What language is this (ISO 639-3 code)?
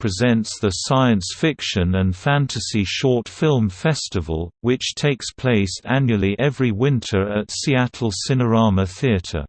eng